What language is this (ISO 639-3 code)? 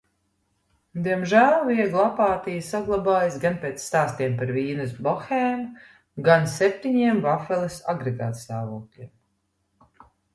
lav